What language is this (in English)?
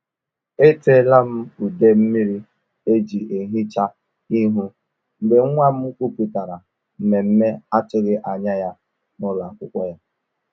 Igbo